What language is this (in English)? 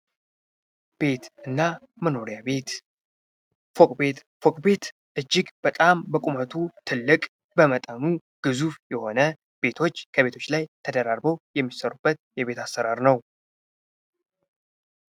Amharic